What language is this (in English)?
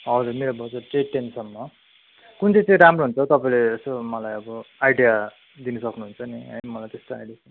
Nepali